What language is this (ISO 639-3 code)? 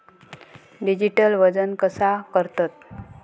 mar